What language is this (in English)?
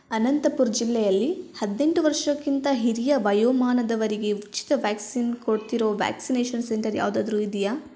Kannada